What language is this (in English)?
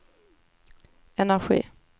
Swedish